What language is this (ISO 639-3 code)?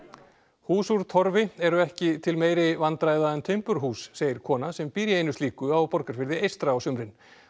isl